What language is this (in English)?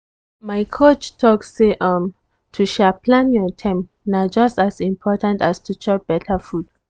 Nigerian Pidgin